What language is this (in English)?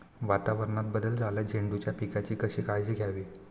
Marathi